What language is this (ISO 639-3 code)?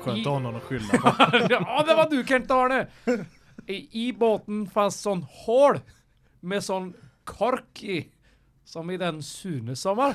swe